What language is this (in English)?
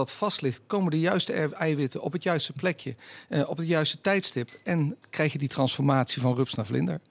Dutch